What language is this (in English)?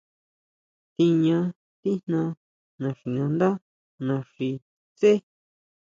Huautla Mazatec